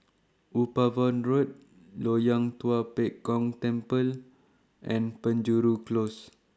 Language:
English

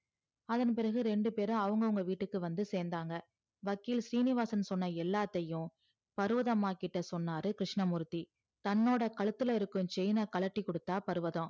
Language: Tamil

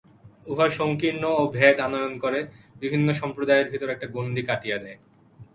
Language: Bangla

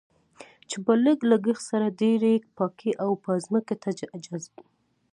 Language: Pashto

